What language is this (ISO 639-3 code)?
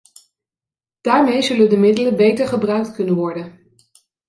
nld